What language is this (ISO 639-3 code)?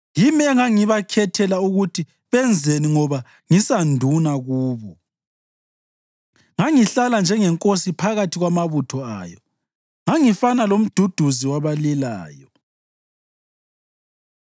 nde